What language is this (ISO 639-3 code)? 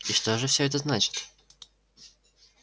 rus